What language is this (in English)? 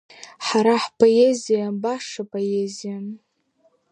Abkhazian